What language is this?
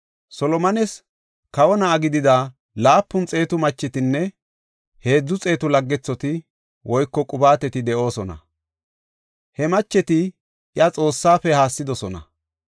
Gofa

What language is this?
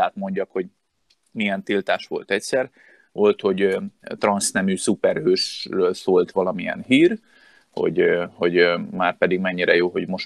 Hungarian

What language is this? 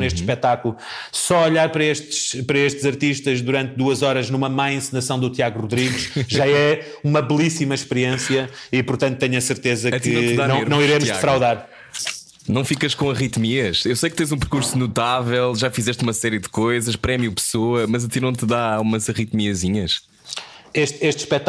Portuguese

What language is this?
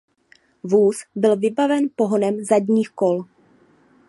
Czech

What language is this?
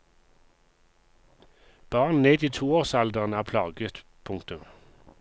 Norwegian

